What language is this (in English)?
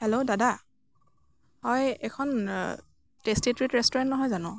Assamese